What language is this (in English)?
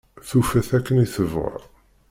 Kabyle